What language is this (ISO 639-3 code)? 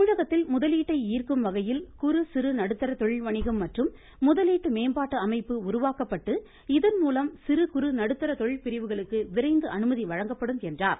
tam